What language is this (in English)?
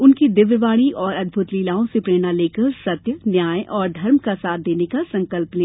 Hindi